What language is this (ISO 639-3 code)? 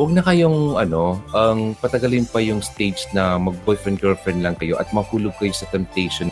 fil